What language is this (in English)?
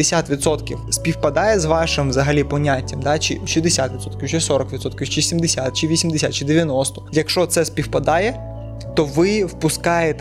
Ukrainian